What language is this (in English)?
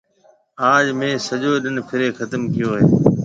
Marwari (Pakistan)